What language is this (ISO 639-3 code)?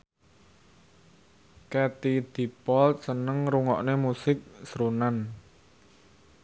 jav